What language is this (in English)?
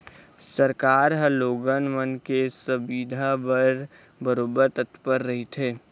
Chhattisgarhi